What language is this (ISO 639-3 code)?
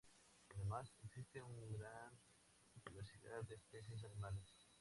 spa